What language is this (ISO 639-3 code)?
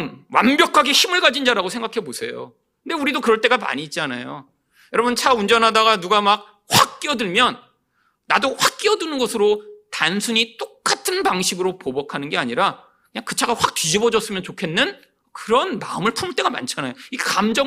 kor